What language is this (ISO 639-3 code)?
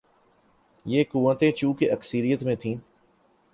urd